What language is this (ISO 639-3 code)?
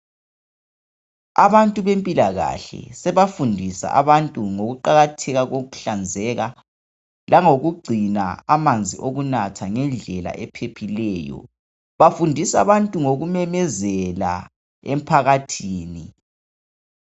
nde